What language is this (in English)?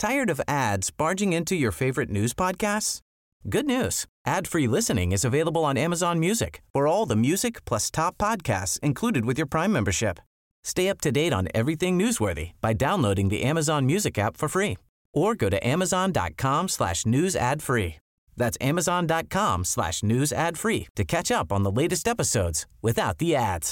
Dutch